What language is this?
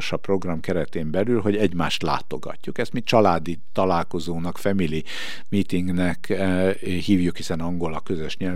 Hungarian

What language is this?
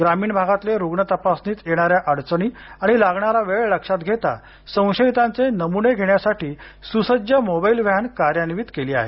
Marathi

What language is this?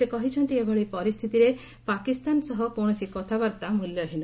Odia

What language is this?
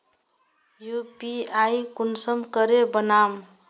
Magahi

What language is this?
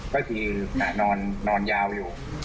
Thai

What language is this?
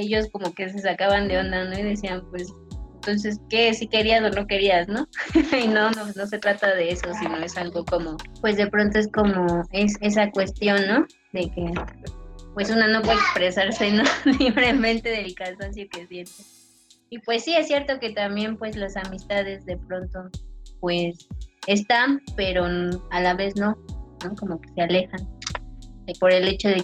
Spanish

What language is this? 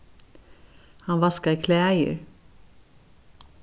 Faroese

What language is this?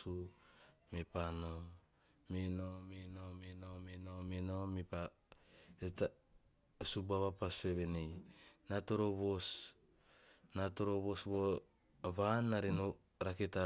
Teop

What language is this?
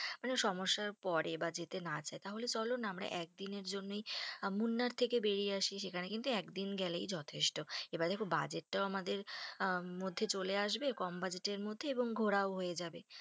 Bangla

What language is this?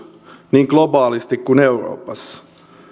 Finnish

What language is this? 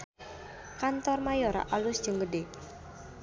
Sundanese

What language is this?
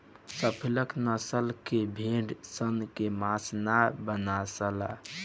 Bhojpuri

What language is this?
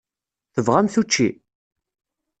Kabyle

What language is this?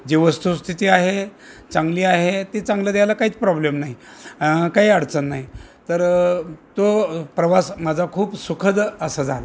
Marathi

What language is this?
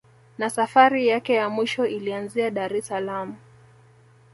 Swahili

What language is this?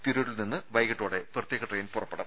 Malayalam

